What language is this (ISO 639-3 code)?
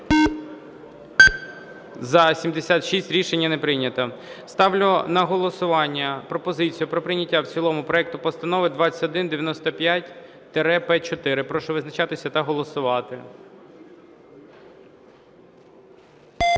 ukr